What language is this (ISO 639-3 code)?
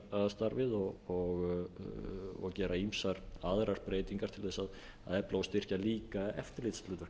isl